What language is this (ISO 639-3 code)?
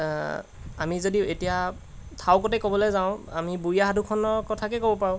asm